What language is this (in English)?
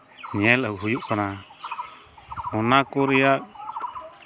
Santali